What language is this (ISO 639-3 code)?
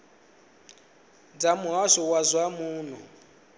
ven